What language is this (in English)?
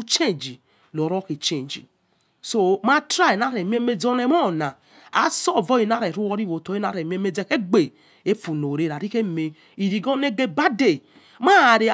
Yekhee